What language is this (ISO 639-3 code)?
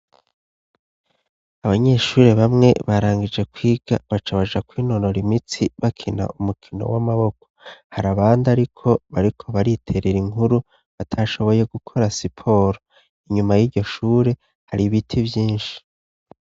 run